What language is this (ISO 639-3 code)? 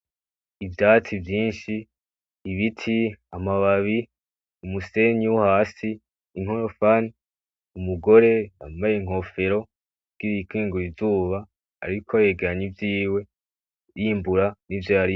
run